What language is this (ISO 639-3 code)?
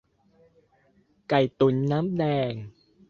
tha